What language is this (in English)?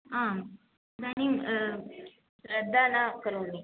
Sanskrit